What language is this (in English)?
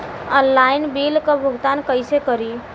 Bhojpuri